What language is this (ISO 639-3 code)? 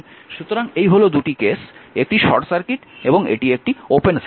ben